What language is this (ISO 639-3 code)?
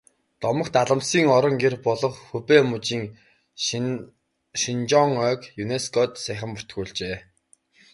mon